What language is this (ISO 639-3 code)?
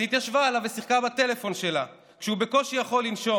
heb